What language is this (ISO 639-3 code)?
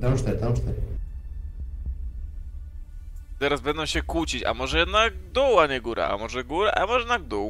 pol